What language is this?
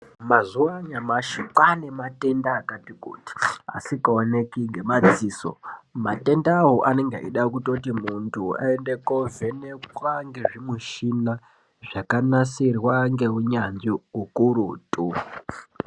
Ndau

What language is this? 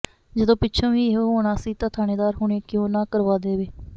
Punjabi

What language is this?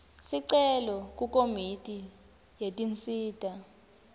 Swati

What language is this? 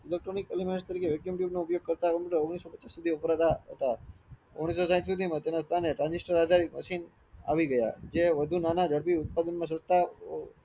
Gujarati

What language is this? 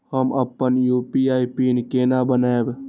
Maithili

